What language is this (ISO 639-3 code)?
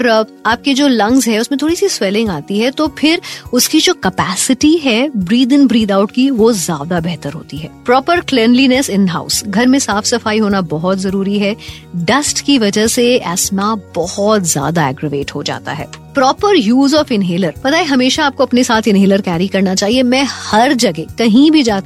hin